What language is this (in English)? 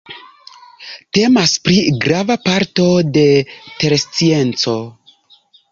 Esperanto